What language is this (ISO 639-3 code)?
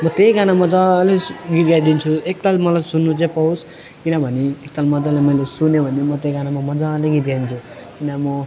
nep